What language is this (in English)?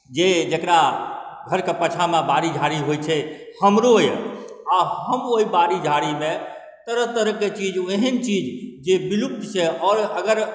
Maithili